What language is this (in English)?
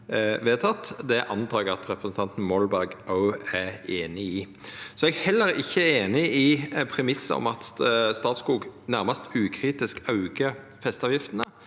Norwegian